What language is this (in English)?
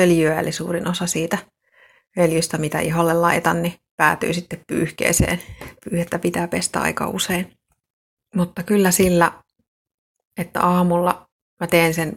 Finnish